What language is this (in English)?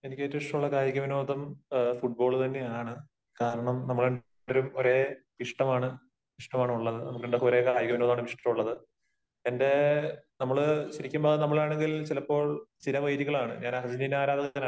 Malayalam